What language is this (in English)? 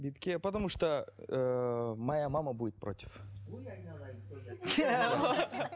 Kazakh